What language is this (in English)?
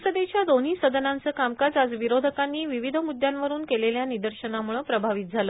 Marathi